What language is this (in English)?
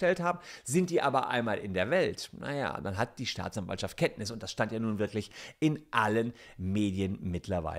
German